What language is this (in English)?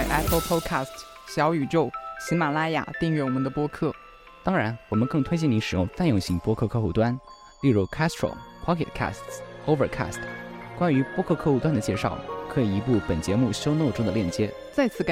Chinese